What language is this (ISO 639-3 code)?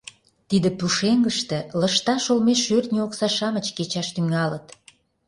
chm